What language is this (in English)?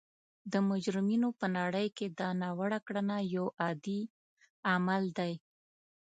Pashto